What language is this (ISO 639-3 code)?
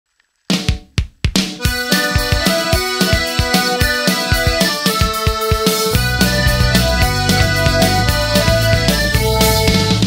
hun